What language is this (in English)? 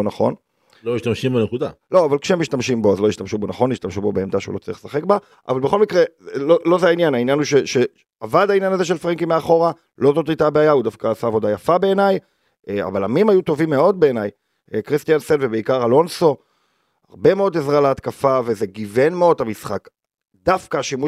Hebrew